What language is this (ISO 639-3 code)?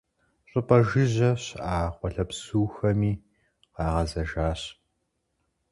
kbd